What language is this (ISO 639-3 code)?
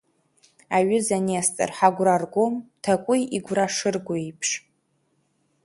abk